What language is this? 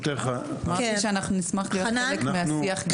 Hebrew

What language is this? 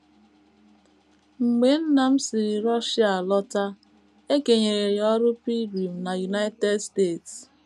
Igbo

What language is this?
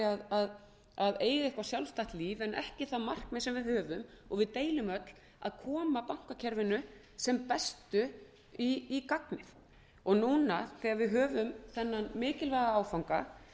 Icelandic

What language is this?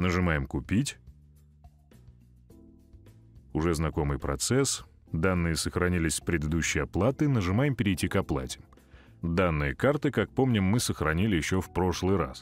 Russian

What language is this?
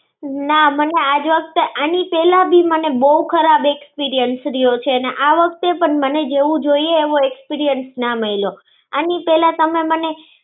Gujarati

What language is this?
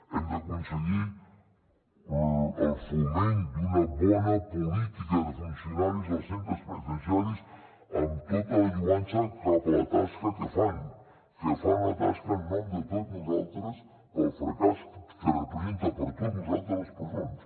Catalan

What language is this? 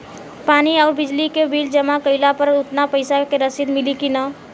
Bhojpuri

